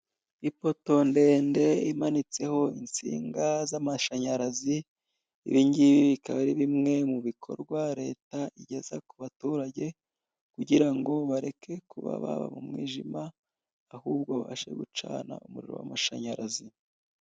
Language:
Kinyarwanda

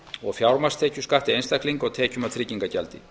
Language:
Icelandic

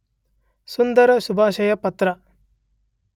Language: Kannada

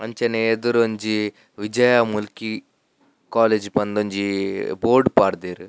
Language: Tulu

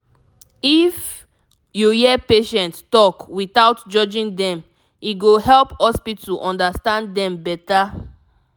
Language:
Nigerian Pidgin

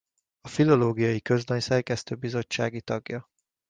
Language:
Hungarian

